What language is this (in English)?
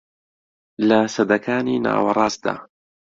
Central Kurdish